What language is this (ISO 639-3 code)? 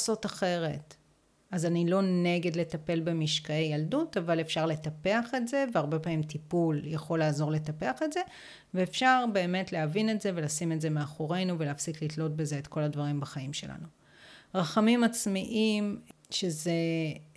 heb